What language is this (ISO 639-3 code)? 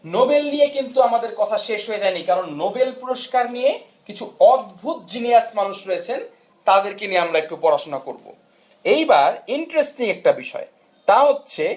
ben